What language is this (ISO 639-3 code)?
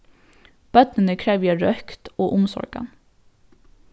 fao